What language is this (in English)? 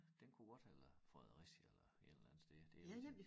Danish